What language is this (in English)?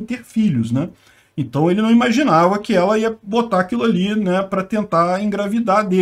Portuguese